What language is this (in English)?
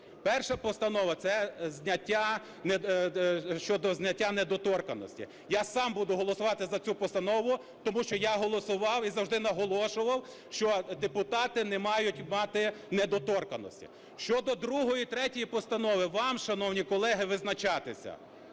Ukrainian